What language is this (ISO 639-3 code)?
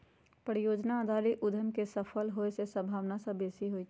mag